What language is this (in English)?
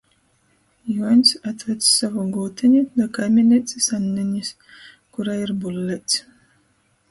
Latgalian